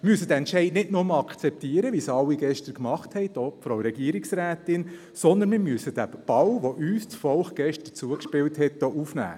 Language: Swiss German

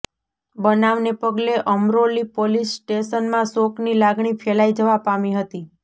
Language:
Gujarati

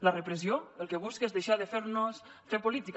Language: Catalan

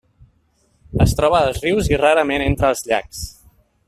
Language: Catalan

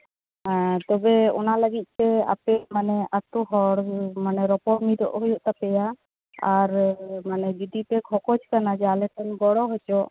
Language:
Santali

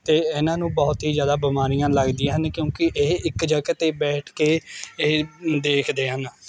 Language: Punjabi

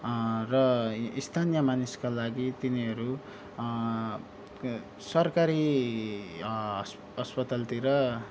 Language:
Nepali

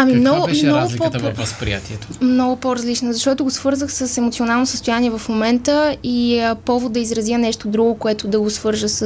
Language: Bulgarian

